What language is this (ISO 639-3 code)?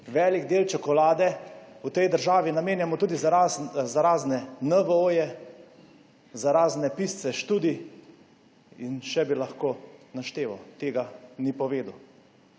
slv